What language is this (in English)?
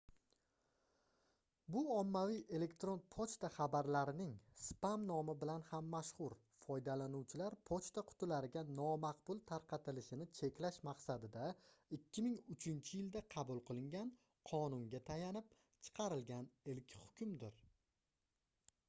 Uzbek